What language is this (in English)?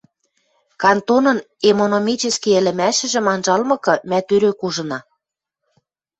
Western Mari